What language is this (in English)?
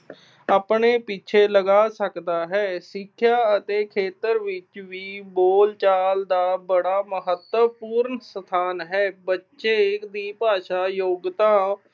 Punjabi